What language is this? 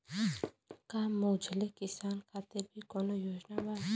Bhojpuri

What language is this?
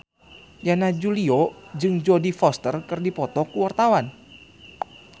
Sundanese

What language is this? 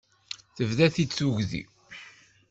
Kabyle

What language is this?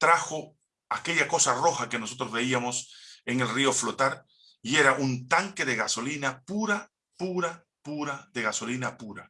Spanish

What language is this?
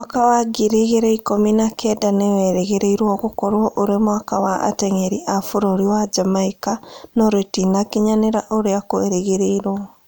Kikuyu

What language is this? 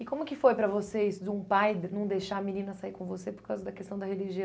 Portuguese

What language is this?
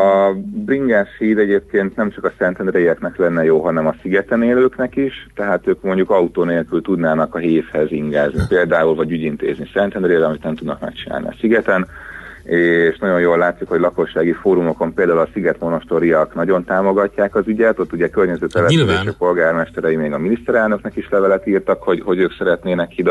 Hungarian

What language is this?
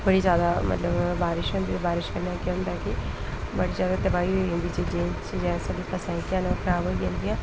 Dogri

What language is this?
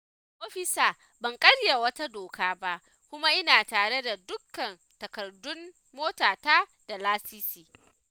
Hausa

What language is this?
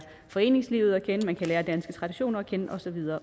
Danish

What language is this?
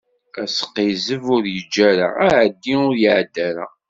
Kabyle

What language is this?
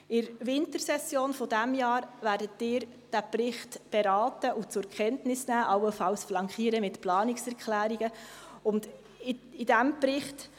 Swiss German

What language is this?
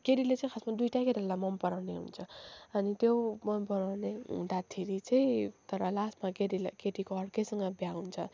Nepali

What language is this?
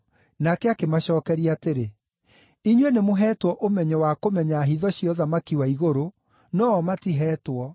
Kikuyu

